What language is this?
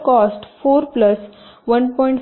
Marathi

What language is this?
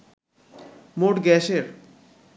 Bangla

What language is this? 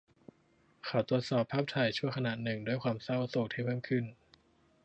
Thai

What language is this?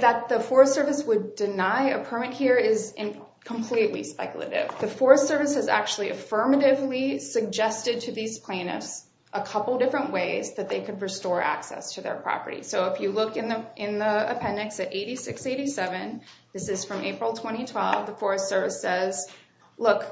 English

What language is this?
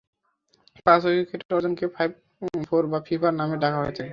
Bangla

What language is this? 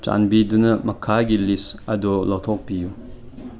Manipuri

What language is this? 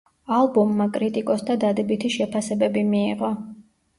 Georgian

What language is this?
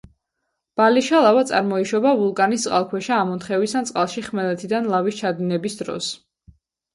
Georgian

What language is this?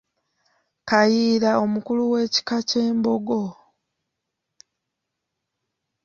Ganda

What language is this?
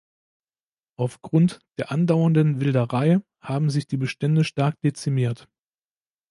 German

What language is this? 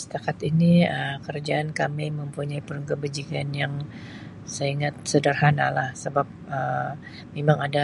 Sabah Malay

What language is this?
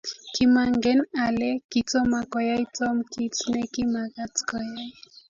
Kalenjin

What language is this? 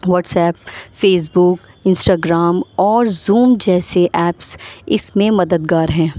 Urdu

